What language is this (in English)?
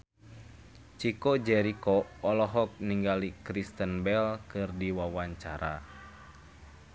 Sundanese